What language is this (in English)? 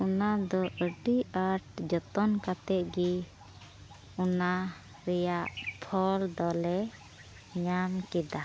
Santali